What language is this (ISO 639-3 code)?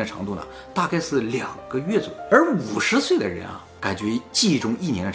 zho